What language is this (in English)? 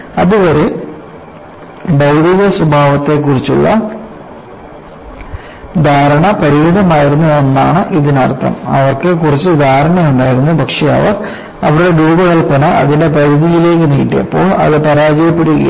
Malayalam